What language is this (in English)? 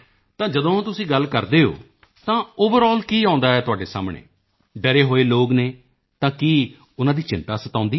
Punjabi